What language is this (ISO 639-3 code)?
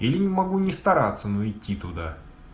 rus